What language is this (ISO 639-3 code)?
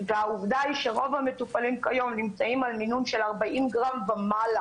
heb